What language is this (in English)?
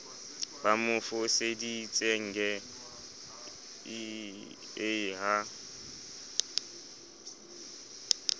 Southern Sotho